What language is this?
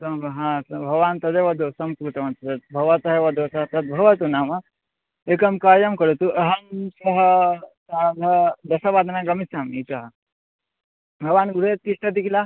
Sanskrit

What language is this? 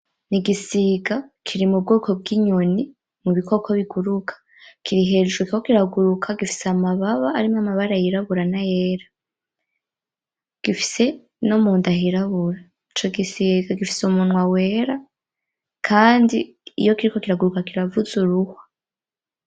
Rundi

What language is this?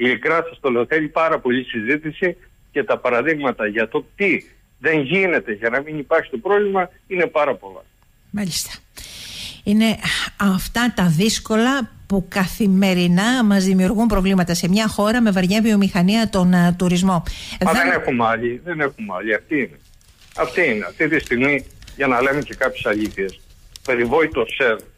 Greek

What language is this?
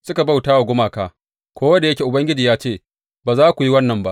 Hausa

